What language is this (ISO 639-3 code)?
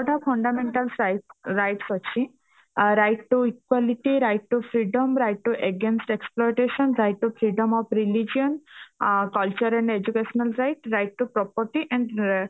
ori